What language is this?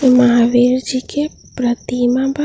Bhojpuri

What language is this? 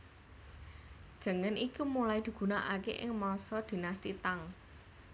Javanese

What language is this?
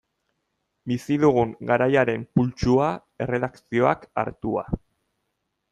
Basque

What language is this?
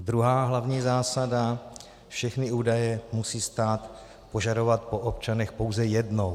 Czech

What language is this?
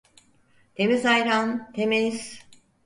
Turkish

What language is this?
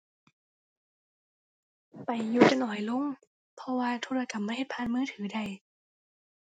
Thai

